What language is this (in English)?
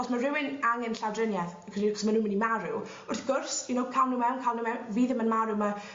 Welsh